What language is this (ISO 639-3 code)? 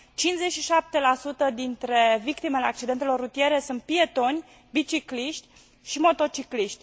ron